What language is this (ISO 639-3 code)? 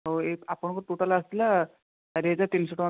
ori